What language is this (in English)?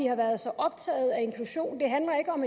Danish